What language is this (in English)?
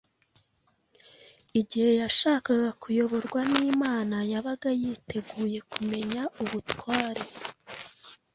Kinyarwanda